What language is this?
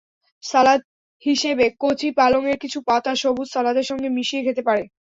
Bangla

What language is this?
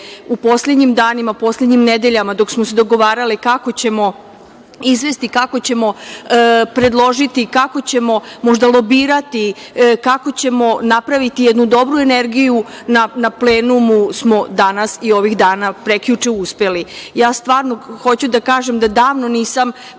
Serbian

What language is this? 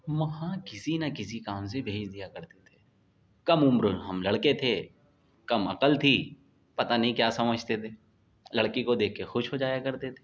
Urdu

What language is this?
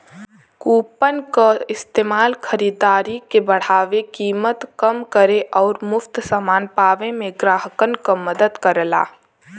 Bhojpuri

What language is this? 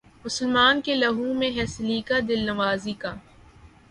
Urdu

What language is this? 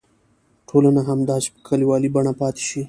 Pashto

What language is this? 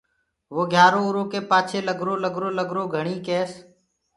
Gurgula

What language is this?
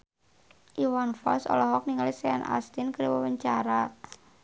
Sundanese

